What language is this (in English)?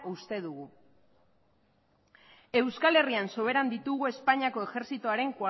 Basque